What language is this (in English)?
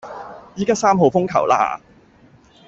Cantonese